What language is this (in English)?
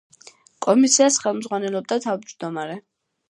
Georgian